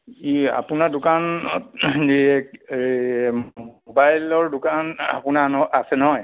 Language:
Assamese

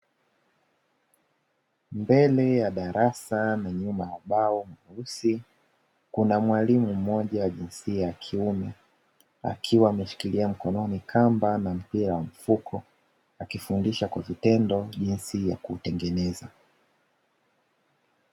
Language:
Swahili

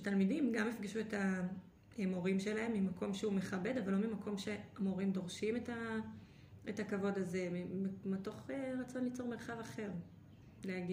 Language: Hebrew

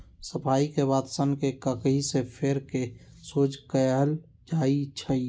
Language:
Magahi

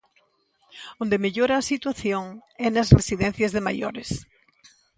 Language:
Galician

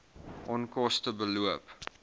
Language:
Afrikaans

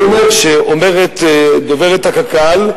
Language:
Hebrew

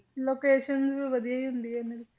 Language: Punjabi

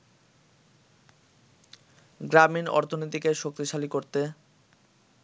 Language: Bangla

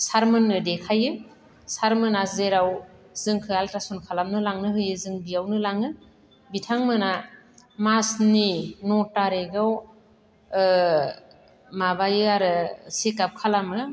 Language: Bodo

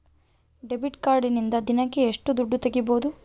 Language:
Kannada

